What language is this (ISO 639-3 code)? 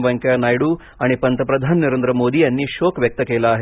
mar